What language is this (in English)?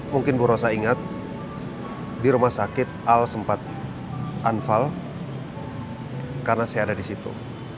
Indonesian